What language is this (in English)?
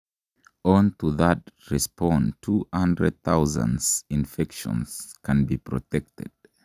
Kalenjin